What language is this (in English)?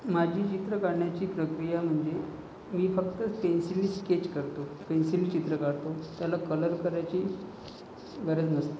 Marathi